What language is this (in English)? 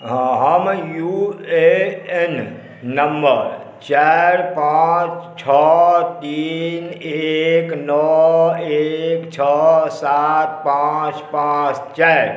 Maithili